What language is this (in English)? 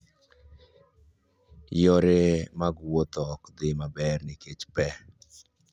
Luo (Kenya and Tanzania)